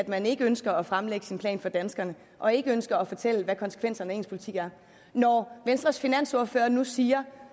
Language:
Danish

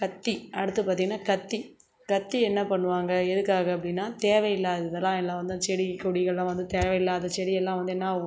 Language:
Tamil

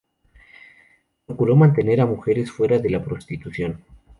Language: Spanish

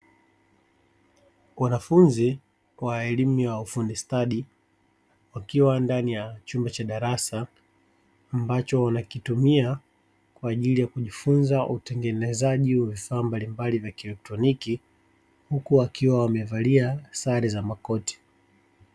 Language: Swahili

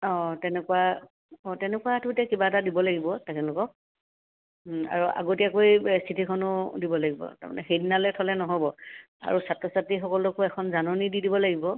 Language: Assamese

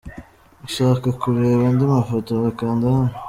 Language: Kinyarwanda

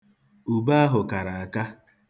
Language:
Igbo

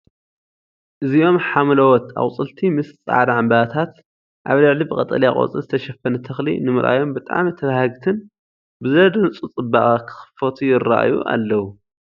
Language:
Tigrinya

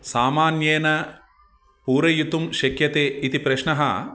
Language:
Sanskrit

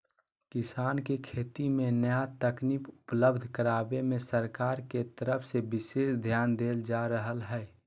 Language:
Magahi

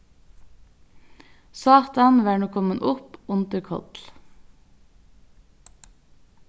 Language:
Faroese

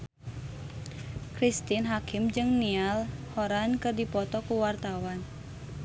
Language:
Sundanese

